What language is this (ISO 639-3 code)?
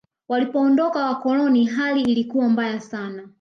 swa